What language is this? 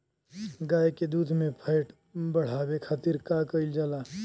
Bhojpuri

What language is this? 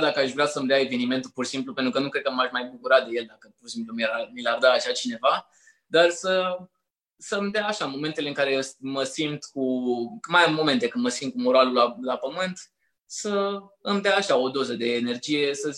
Romanian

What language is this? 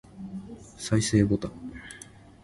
Japanese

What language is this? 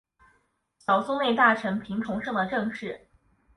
Chinese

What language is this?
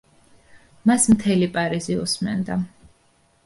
Georgian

